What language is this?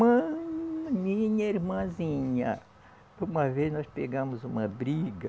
Portuguese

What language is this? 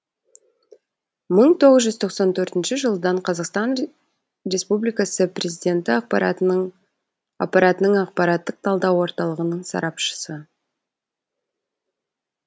Kazakh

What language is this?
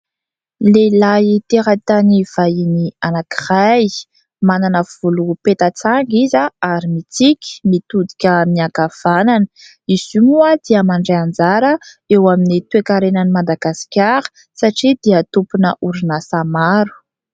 Malagasy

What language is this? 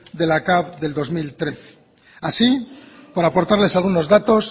Spanish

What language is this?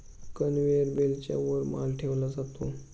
Marathi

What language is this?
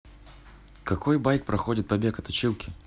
Russian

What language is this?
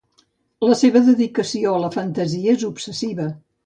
Catalan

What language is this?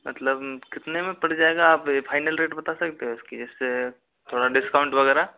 Hindi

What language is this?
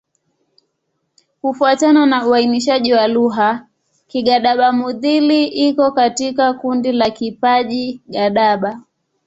Swahili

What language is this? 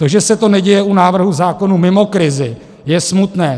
Czech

